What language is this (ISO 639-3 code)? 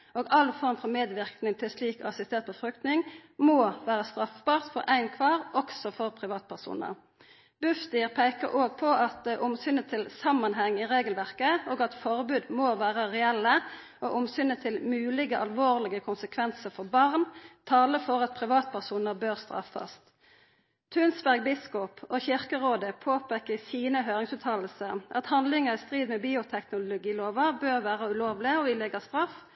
nno